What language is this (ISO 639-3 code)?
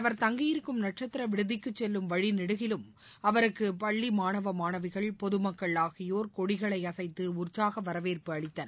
tam